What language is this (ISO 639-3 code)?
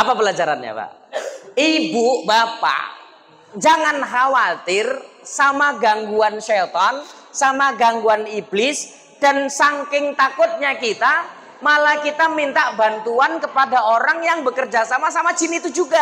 ind